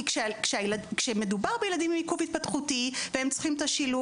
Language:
Hebrew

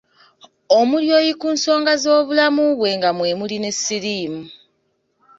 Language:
Ganda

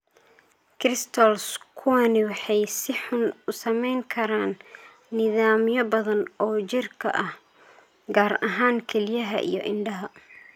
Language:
Somali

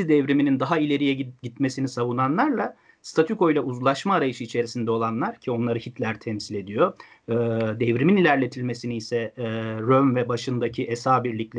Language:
Turkish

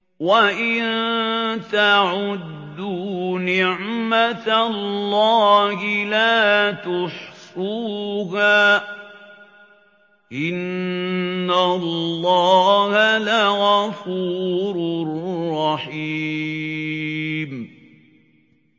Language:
Arabic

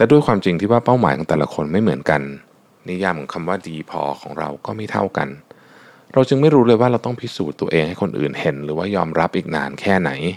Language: Thai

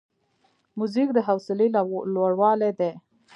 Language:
Pashto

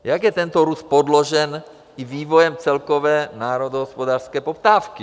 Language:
Czech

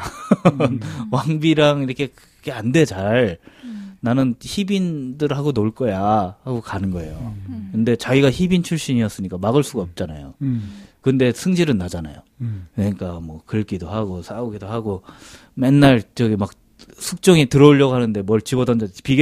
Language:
Korean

